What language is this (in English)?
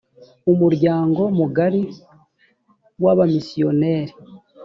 Kinyarwanda